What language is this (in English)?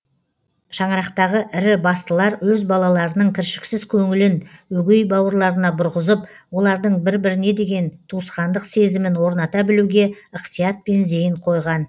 Kazakh